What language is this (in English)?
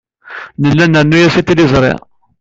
Kabyle